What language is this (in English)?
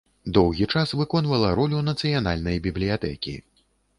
Belarusian